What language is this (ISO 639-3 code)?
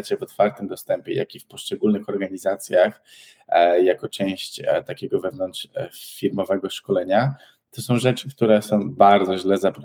pol